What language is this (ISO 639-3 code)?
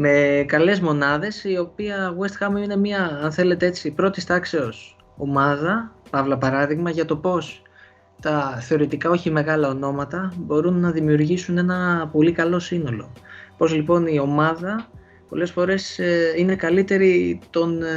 ell